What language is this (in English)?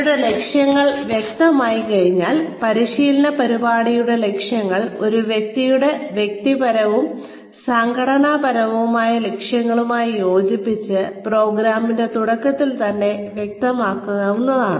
Malayalam